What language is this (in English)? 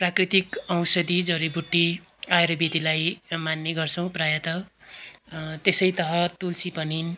Nepali